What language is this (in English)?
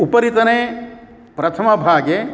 Sanskrit